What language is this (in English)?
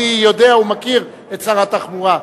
Hebrew